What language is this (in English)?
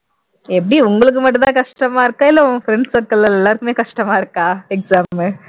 Tamil